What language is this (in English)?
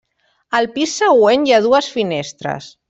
Catalan